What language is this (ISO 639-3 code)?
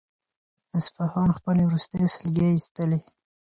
pus